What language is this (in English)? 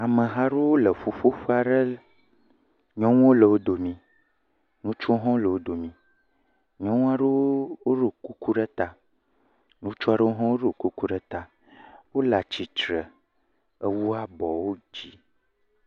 Ewe